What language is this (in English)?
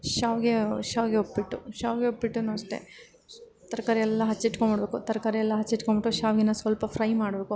Kannada